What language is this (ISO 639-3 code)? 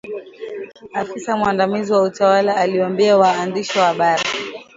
swa